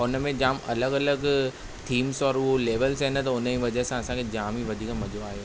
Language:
Sindhi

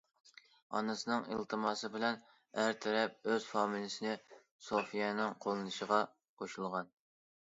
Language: Uyghur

